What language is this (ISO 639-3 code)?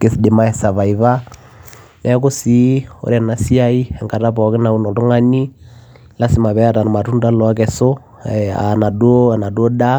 mas